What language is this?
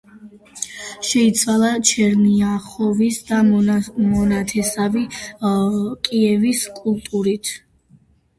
Georgian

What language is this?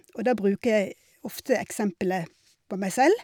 Norwegian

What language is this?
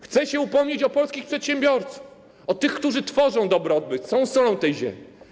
Polish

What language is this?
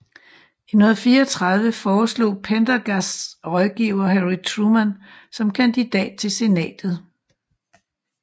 Danish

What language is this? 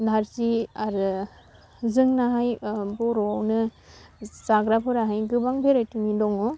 Bodo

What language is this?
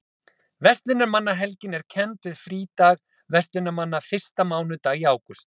Icelandic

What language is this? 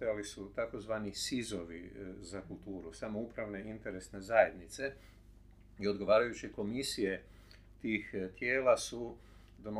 Croatian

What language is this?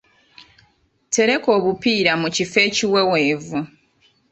Ganda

